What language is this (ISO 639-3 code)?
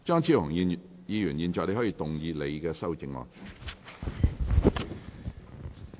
yue